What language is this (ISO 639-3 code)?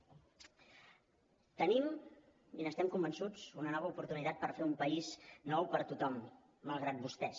cat